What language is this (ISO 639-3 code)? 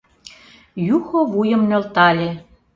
chm